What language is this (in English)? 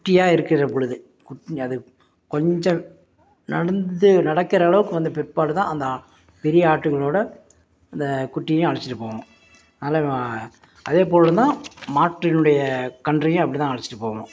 Tamil